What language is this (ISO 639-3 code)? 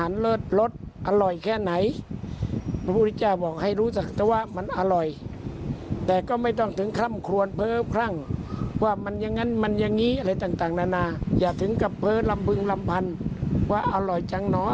tha